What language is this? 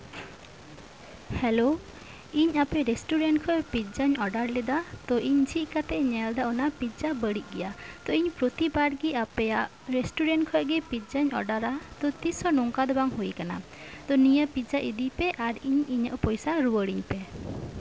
Santali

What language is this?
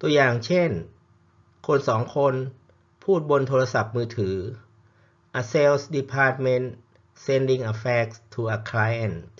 Thai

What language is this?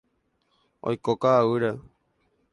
Guarani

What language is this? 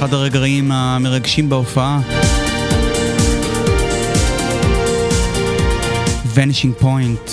Hebrew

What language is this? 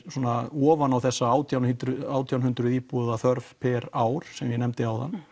Icelandic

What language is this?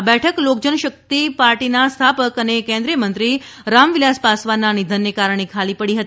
Gujarati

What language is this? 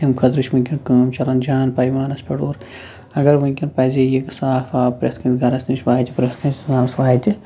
Kashmiri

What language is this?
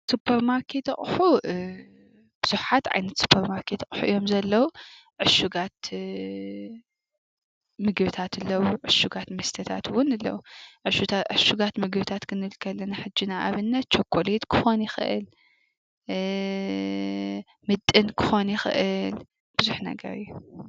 Tigrinya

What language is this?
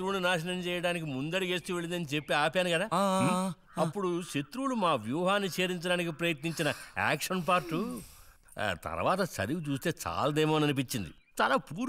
Hindi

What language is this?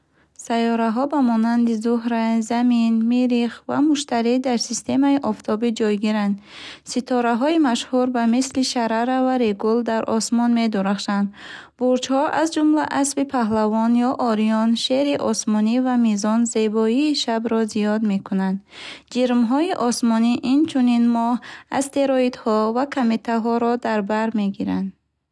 Bukharic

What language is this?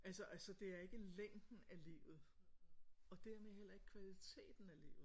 Danish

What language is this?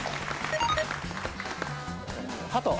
Japanese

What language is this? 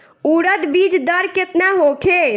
Bhojpuri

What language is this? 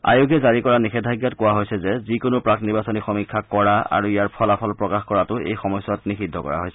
Assamese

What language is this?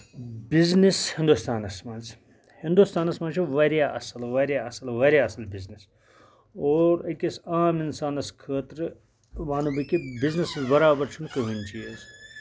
Kashmiri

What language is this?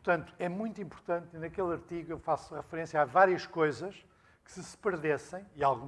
Portuguese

